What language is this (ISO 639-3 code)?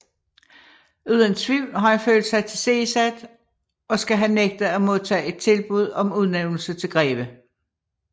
dan